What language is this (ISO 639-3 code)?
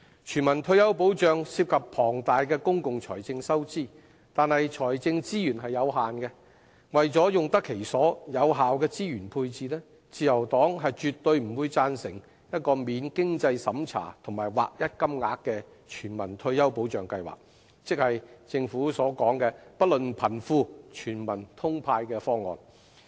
yue